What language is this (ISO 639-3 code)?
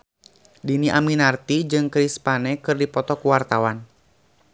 sun